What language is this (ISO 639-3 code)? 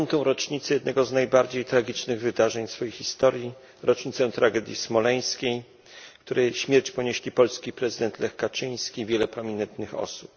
pol